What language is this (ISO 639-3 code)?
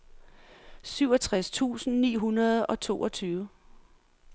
dan